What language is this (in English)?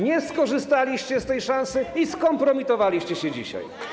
Polish